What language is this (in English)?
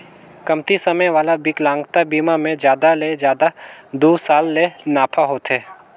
Chhattisgarhi